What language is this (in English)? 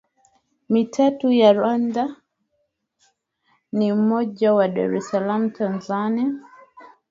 Swahili